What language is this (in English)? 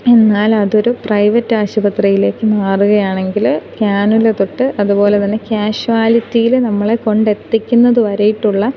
Malayalam